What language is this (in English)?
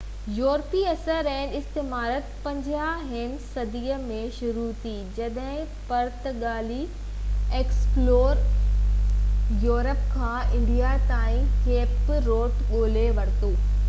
Sindhi